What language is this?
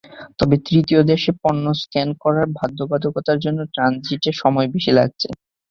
Bangla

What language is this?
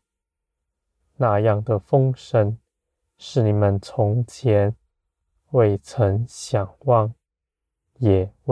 Chinese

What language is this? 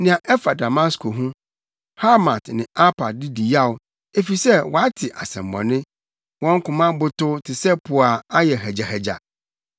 Akan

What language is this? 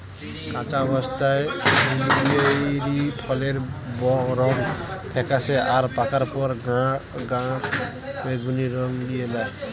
Bangla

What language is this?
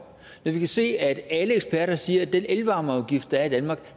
Danish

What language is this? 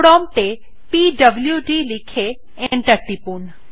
Bangla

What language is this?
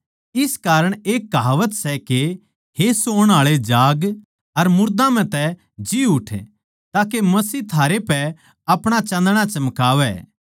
Haryanvi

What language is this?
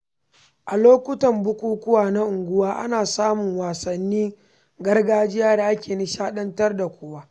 Hausa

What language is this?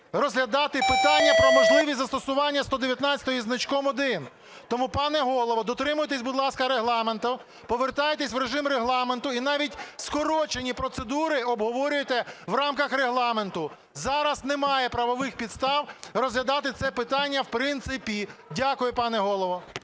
Ukrainian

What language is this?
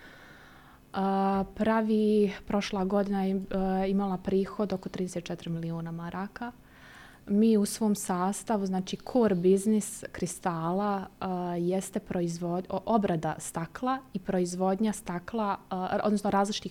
Croatian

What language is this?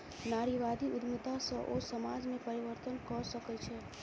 Maithili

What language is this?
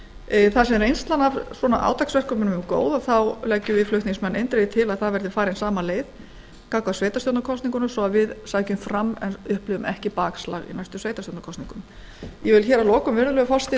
Icelandic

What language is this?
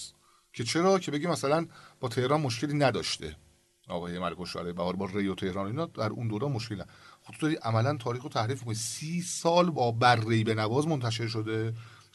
Persian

